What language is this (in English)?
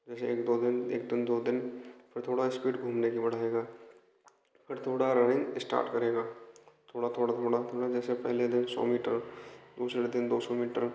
Hindi